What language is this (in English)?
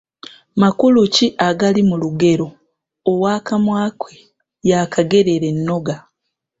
Ganda